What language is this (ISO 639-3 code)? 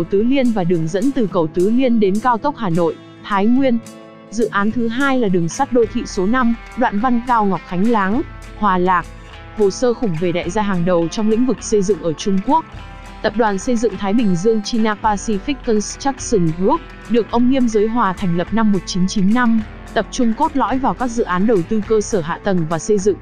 vie